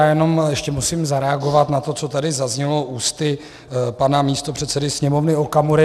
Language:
Czech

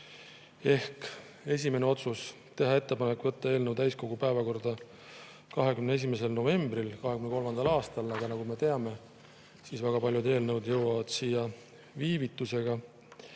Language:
Estonian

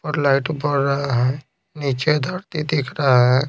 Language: Hindi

